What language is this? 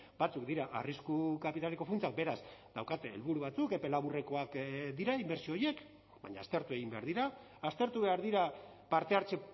Basque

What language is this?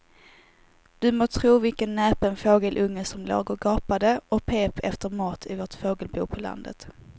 Swedish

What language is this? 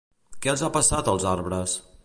Catalan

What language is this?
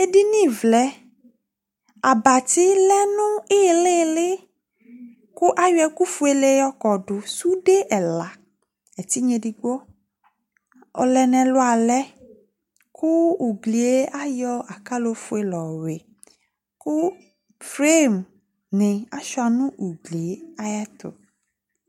Ikposo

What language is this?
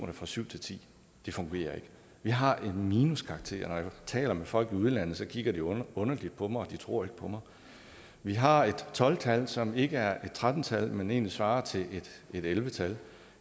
Danish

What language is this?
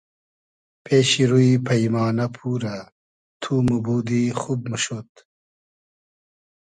Hazaragi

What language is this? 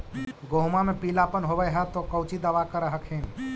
Magahi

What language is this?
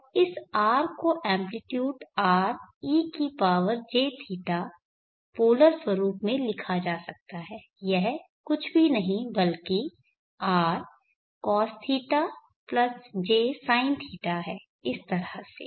Hindi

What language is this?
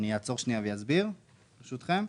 Hebrew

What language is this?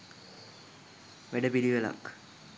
Sinhala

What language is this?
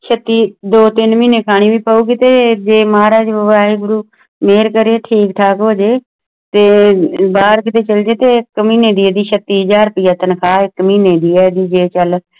Punjabi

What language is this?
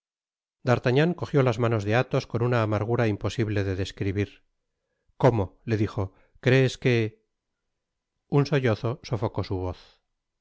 Spanish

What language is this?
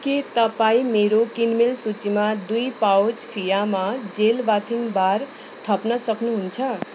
Nepali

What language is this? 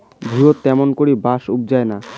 Bangla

